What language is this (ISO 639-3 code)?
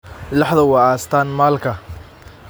som